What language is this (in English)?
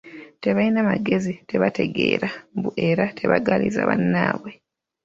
Ganda